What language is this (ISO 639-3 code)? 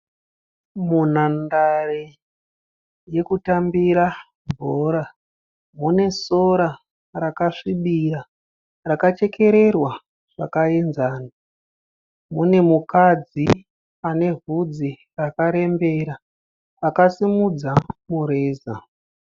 sna